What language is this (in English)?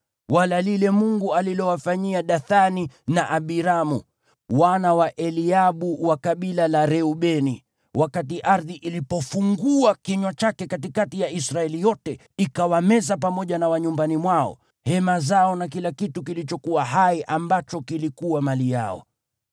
Swahili